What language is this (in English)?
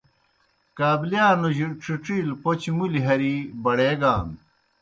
Kohistani Shina